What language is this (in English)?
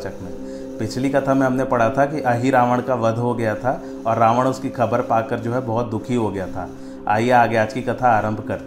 Hindi